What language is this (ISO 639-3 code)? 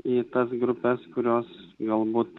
lit